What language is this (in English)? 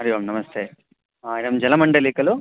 Sanskrit